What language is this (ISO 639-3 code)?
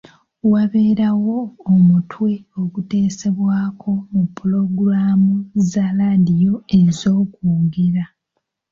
lug